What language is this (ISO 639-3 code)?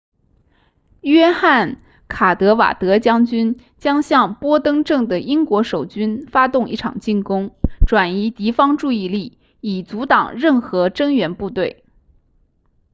zho